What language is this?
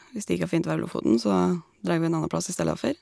Norwegian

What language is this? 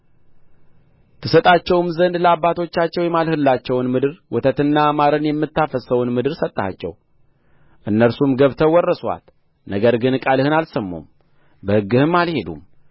Amharic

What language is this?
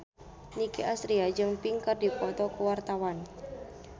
Sundanese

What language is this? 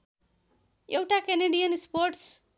Nepali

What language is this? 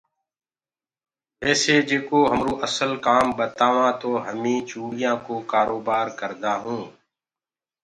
Gurgula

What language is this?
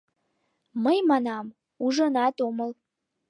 Mari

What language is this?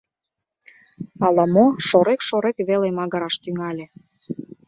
Mari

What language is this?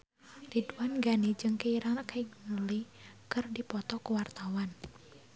Sundanese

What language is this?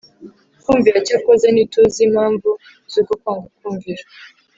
Kinyarwanda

